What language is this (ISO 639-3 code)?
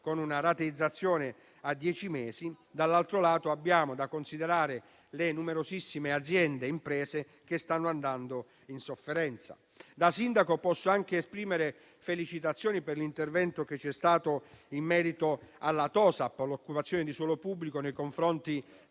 ita